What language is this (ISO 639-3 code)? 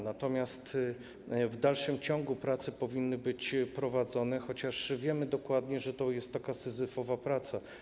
pol